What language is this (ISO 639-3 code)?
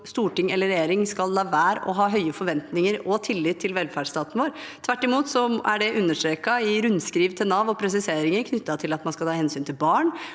nor